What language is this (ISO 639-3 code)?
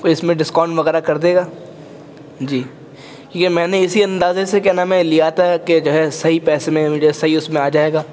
urd